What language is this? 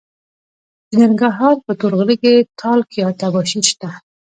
Pashto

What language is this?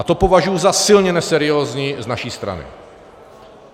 Czech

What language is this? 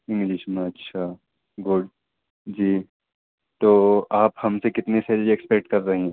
Urdu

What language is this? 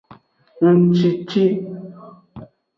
Aja (Benin)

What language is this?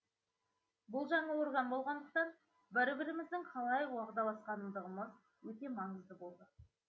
Kazakh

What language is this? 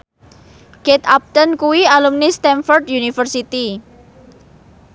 Javanese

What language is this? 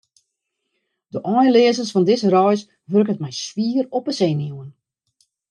Western Frisian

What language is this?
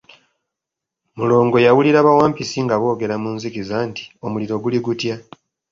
Ganda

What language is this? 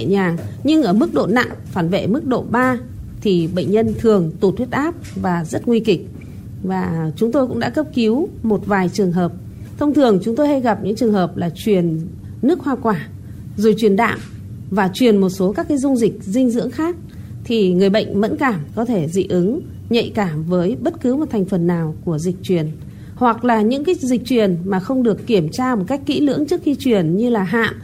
Vietnamese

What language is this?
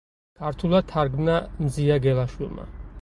Georgian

